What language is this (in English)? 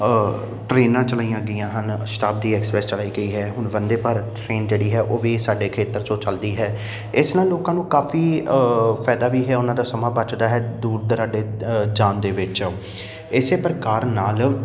Punjabi